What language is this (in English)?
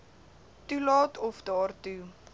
Afrikaans